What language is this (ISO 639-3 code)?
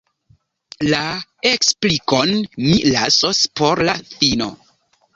epo